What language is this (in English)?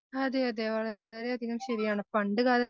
Malayalam